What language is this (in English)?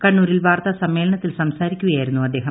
Malayalam